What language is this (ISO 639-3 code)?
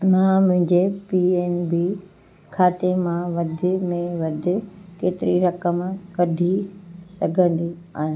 snd